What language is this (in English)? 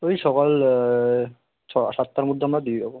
Bangla